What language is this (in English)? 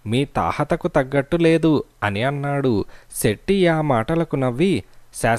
Telugu